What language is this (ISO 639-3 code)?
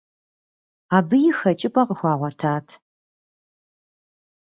kbd